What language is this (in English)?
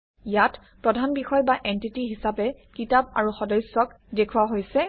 Assamese